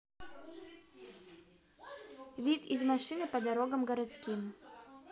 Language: Russian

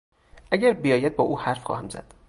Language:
Persian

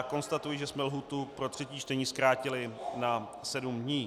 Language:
Czech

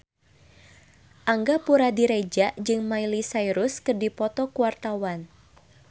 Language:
Sundanese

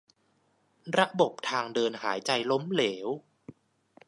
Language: Thai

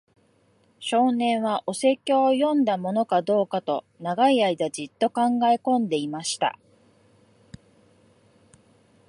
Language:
Japanese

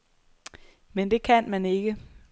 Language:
Danish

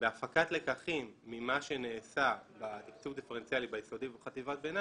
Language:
Hebrew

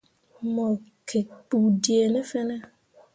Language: Mundang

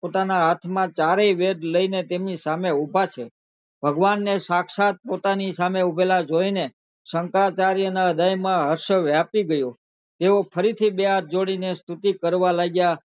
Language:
Gujarati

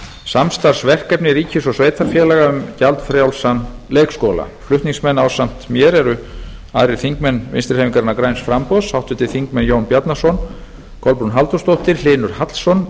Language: Icelandic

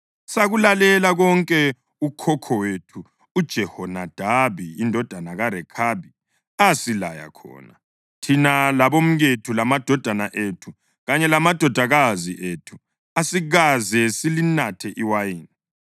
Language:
North Ndebele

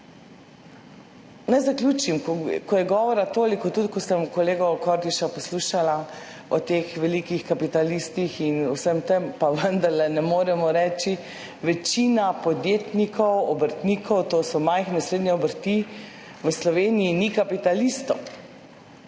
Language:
Slovenian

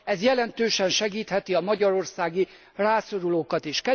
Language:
Hungarian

